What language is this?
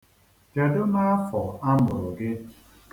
Igbo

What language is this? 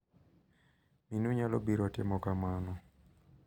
Luo (Kenya and Tanzania)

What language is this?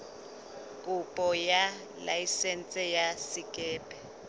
Southern Sotho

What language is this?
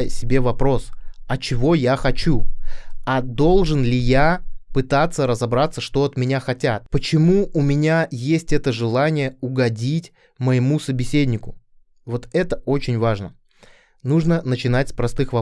Russian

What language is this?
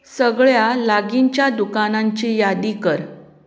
Konkani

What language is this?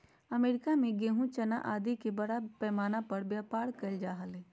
Magahi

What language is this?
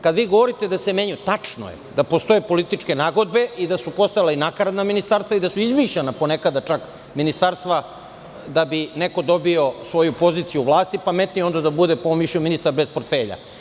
Serbian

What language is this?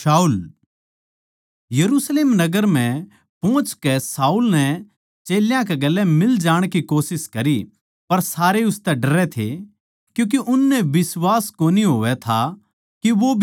Haryanvi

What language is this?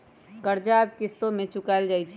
Magahi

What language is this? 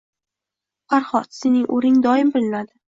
Uzbek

